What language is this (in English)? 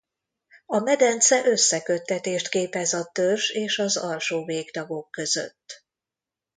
Hungarian